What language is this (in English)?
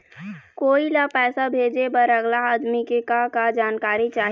Chhattisgarhi